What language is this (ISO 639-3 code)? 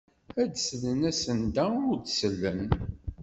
kab